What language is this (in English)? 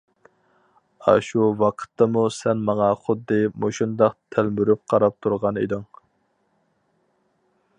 Uyghur